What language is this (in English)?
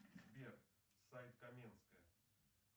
Russian